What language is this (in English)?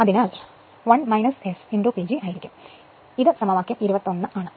Malayalam